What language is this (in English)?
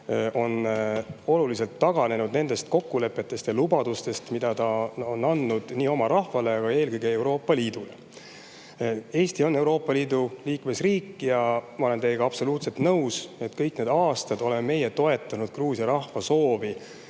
Estonian